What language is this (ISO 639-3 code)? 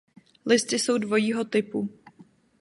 ces